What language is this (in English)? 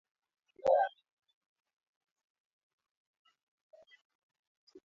Swahili